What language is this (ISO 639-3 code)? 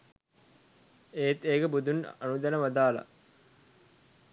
sin